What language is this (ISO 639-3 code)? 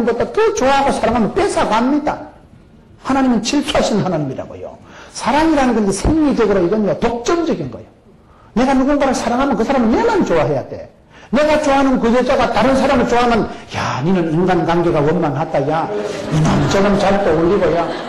kor